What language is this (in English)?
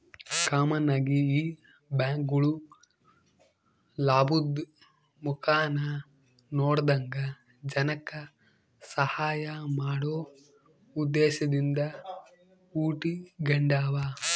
Kannada